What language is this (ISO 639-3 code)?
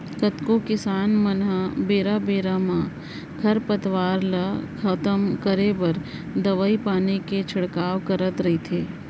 hne